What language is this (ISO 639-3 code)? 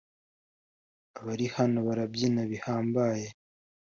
kin